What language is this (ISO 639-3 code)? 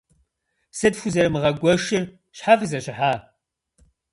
kbd